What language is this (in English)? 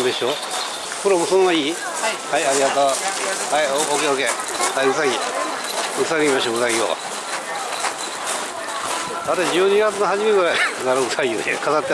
Japanese